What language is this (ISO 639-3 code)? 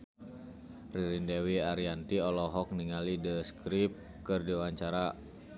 sun